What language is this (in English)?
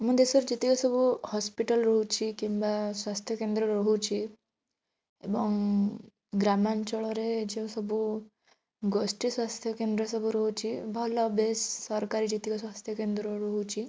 Odia